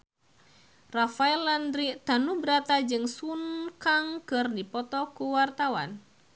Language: Sundanese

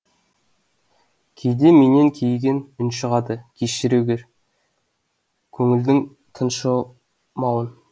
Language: Kazakh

